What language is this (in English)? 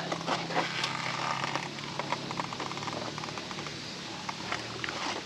Indonesian